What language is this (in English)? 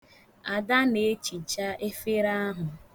Igbo